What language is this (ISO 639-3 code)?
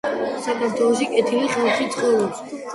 kat